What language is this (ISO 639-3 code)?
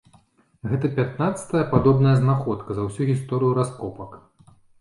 bel